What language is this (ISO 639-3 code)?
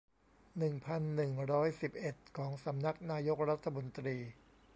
tha